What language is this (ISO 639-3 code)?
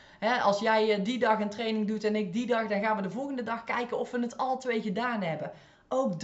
nld